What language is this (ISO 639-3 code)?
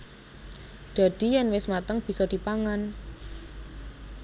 jav